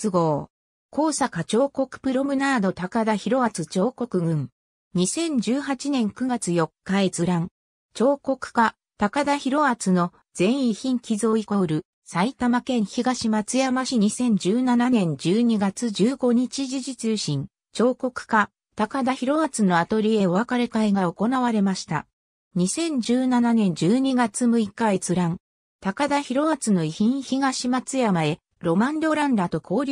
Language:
Japanese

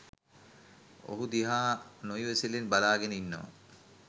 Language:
Sinhala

